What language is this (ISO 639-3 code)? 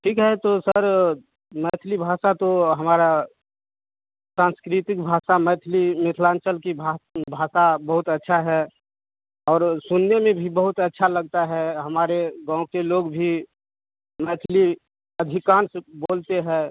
hin